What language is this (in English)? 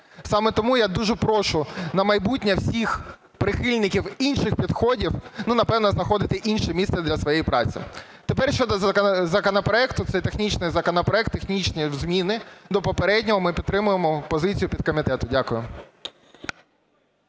Ukrainian